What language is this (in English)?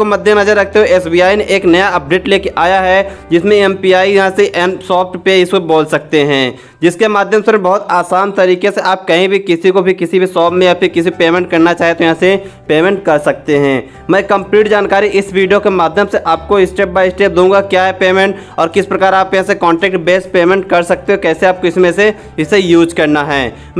Hindi